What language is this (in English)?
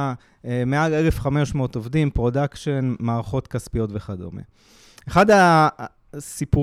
Hebrew